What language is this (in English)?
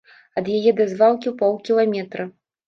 Belarusian